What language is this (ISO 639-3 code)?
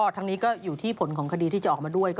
tha